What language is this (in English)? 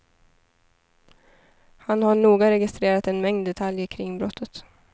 Swedish